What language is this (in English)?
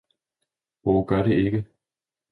Danish